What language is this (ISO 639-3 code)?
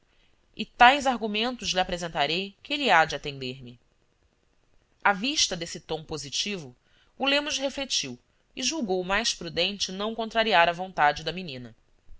por